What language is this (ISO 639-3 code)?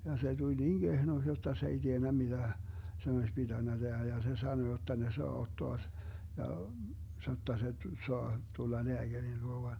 fin